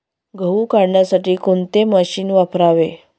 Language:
Marathi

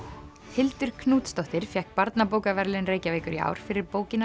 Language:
Icelandic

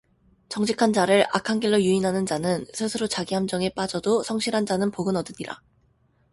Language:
Korean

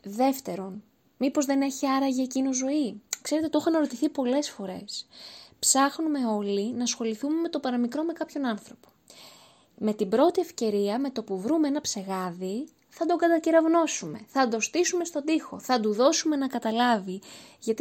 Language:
Greek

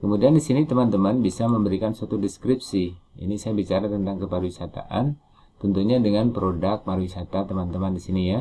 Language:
Indonesian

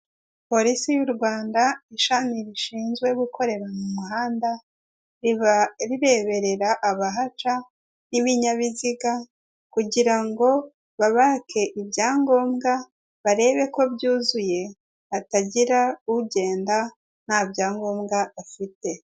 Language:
Kinyarwanda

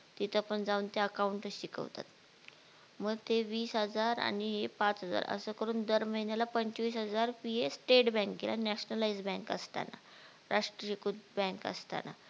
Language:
Marathi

